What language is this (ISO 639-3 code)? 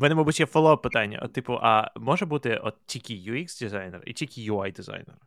ukr